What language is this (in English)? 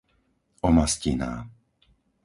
Slovak